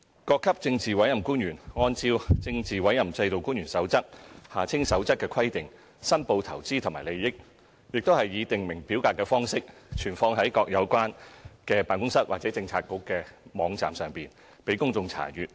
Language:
Cantonese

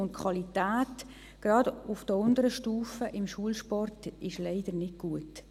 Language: Swiss German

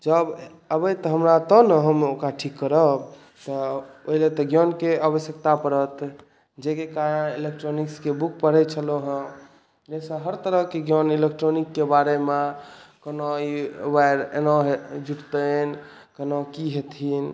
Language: Maithili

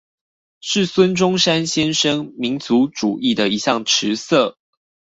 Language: Chinese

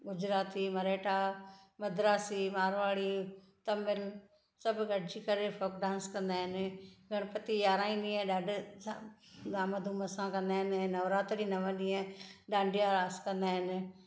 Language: Sindhi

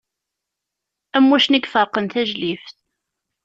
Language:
Kabyle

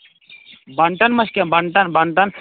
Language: Kashmiri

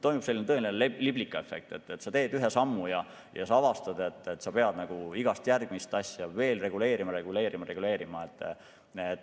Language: Estonian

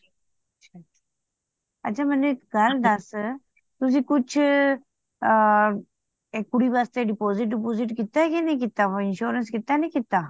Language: Punjabi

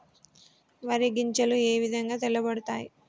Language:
Telugu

